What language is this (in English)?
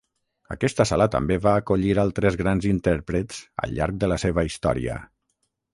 Catalan